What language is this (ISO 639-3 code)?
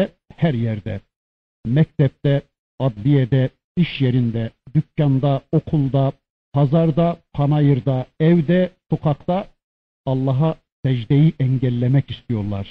tur